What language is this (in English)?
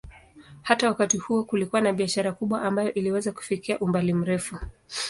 Swahili